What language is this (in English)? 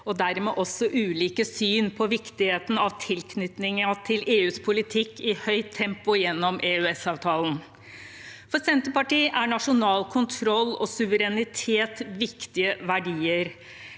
Norwegian